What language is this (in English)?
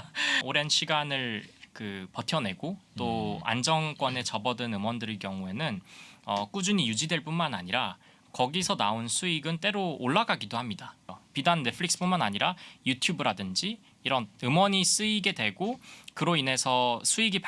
Korean